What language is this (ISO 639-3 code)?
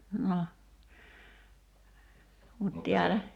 fin